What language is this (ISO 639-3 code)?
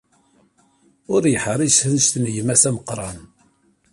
kab